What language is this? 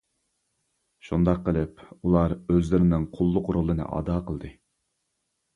Uyghur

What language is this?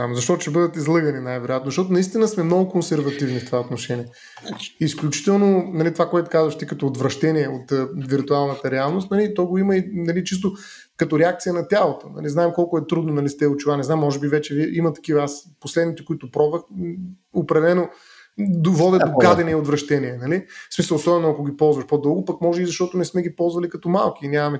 Bulgarian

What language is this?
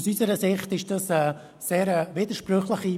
Swiss German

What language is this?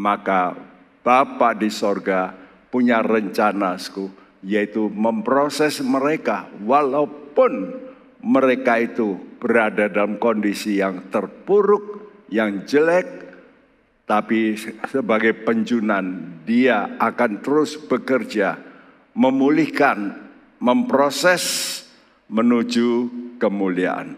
Indonesian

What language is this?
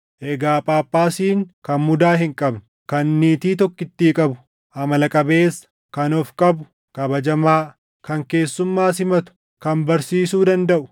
Oromo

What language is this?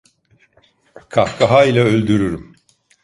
Turkish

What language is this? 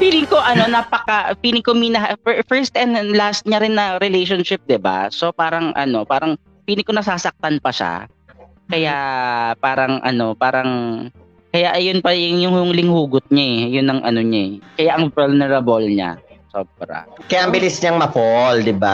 Filipino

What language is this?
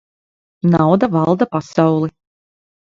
Latvian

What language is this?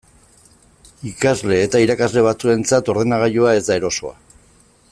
Basque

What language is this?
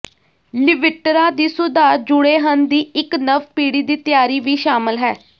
Punjabi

